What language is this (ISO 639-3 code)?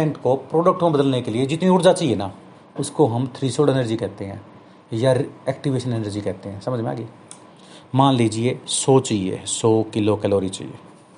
hin